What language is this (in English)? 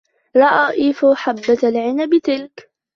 Arabic